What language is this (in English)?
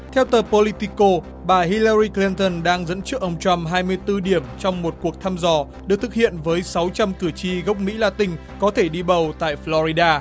Vietnamese